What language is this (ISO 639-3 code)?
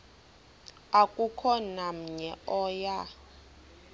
xho